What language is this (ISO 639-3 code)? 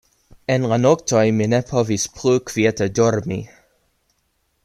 epo